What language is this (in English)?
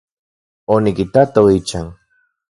Central Puebla Nahuatl